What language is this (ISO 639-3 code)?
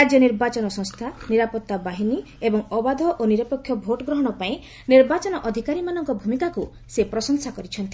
ori